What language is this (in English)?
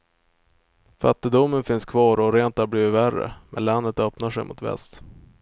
Swedish